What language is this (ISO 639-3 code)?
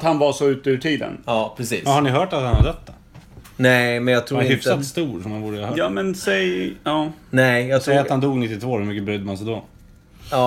swe